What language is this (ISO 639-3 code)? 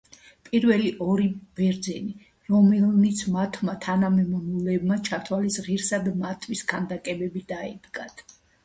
kat